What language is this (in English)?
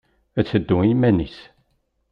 Kabyle